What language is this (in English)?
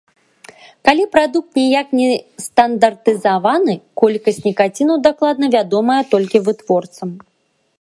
Belarusian